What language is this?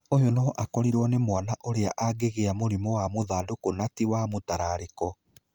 Kikuyu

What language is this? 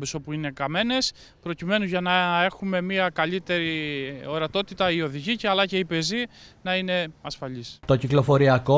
Greek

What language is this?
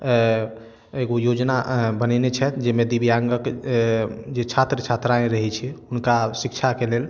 Maithili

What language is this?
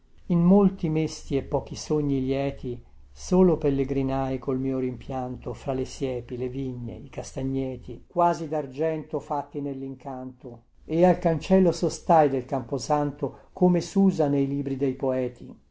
Italian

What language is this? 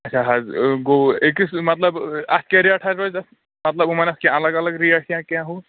Kashmiri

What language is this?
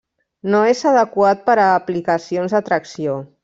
Catalan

